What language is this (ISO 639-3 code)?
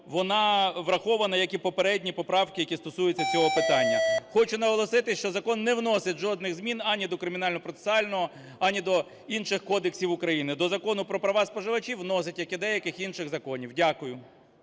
ukr